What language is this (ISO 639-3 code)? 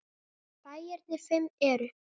isl